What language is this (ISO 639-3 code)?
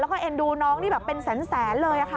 tha